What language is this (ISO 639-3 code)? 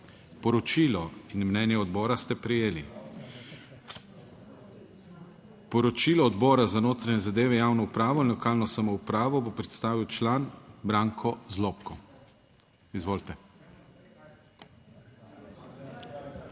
slv